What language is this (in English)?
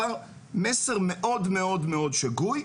Hebrew